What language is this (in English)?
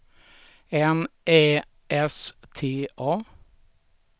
Swedish